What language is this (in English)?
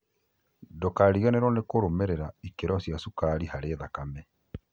Kikuyu